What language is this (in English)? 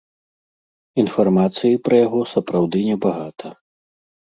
Belarusian